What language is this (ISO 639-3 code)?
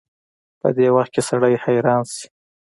pus